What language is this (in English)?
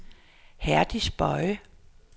Danish